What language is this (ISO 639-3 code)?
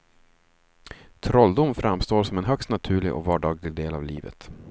swe